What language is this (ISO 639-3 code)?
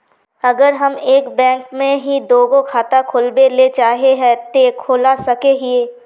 mag